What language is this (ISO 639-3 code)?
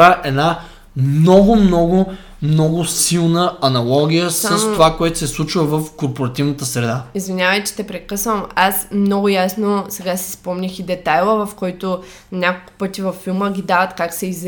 bul